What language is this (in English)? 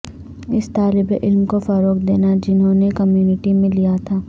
Urdu